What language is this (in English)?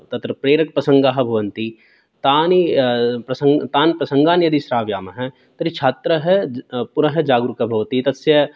Sanskrit